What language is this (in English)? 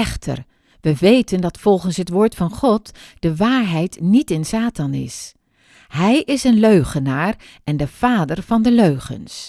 Dutch